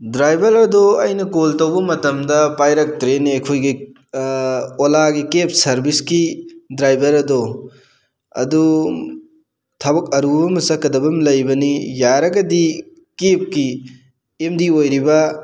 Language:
Manipuri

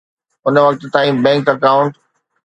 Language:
Sindhi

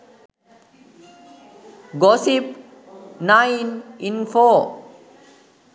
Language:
Sinhala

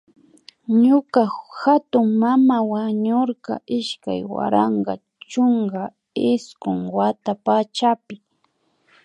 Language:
Imbabura Highland Quichua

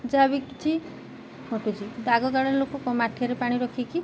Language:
Odia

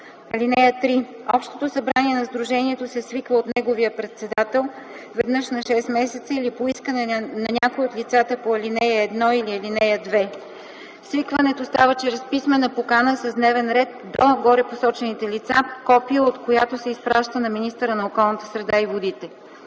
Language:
Bulgarian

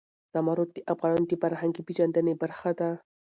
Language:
Pashto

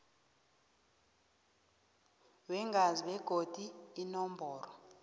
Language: South Ndebele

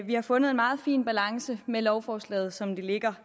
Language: Danish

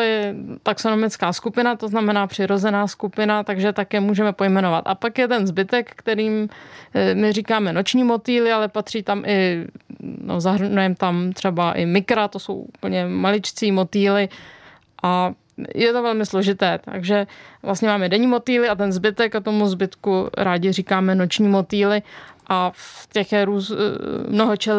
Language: Czech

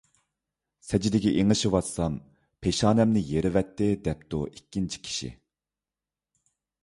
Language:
Uyghur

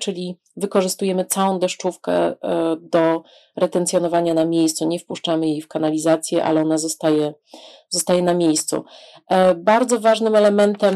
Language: Polish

